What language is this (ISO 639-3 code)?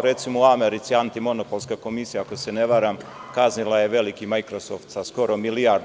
srp